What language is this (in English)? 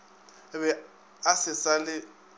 Northern Sotho